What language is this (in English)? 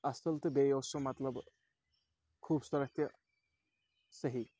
Kashmiri